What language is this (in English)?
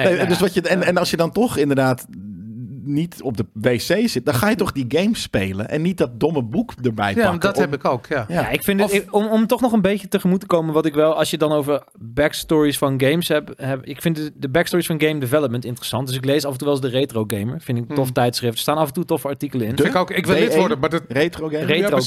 Dutch